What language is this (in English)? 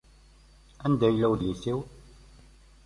Kabyle